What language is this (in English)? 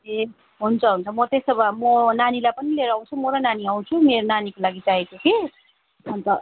Nepali